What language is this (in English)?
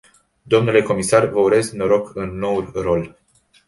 Romanian